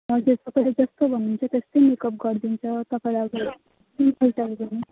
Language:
Nepali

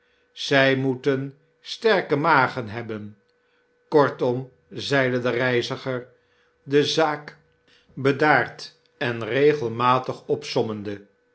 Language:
Dutch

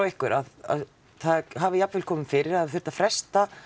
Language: Icelandic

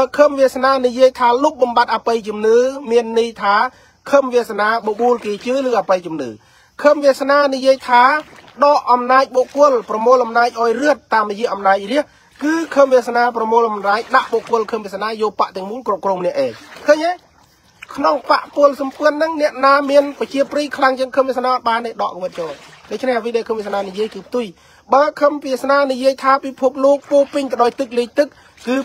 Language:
Thai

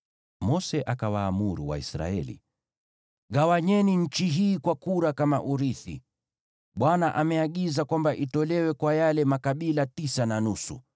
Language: Swahili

